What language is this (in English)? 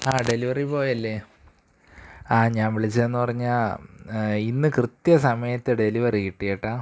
Malayalam